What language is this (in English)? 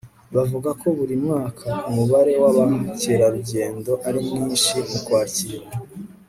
Kinyarwanda